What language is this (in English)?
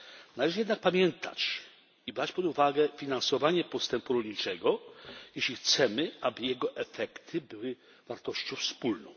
Polish